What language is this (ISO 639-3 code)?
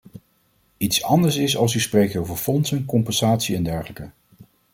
nld